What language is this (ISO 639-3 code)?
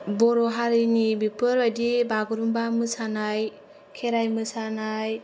brx